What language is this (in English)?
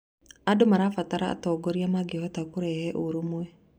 Kikuyu